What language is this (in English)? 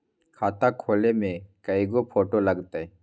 Magahi